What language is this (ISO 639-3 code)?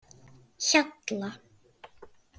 isl